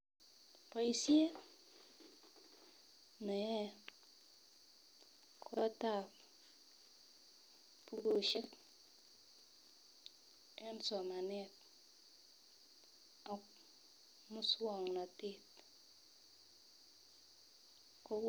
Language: Kalenjin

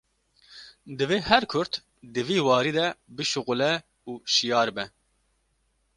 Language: Kurdish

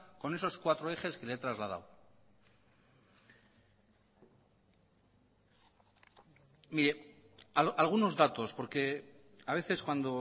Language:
Spanish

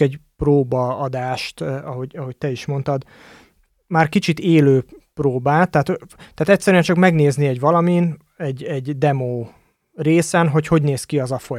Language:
Hungarian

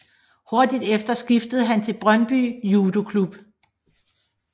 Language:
Danish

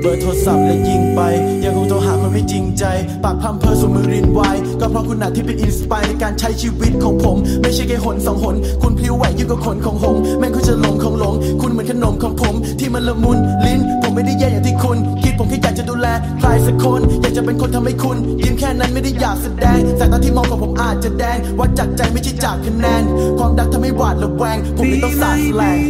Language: Thai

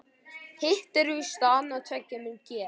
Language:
Icelandic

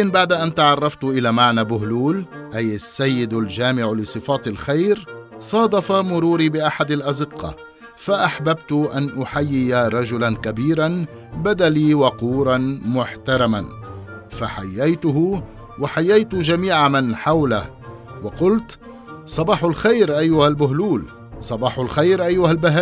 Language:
Arabic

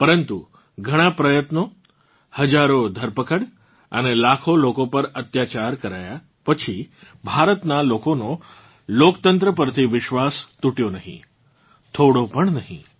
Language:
Gujarati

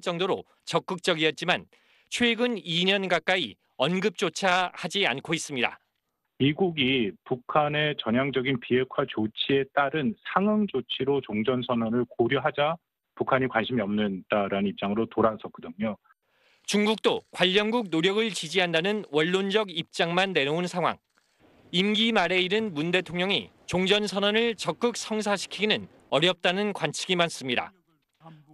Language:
Korean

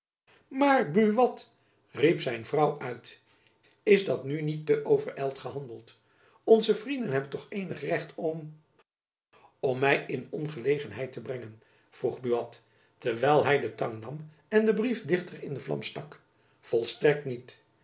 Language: Dutch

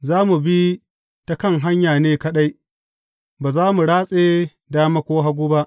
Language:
Hausa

